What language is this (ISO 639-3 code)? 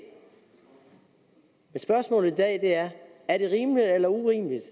dan